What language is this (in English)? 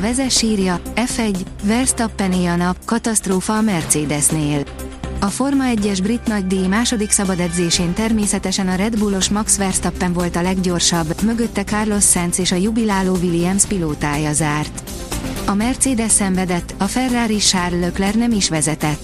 Hungarian